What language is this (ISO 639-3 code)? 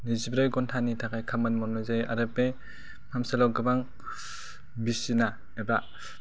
brx